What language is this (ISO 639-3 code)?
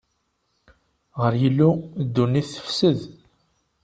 kab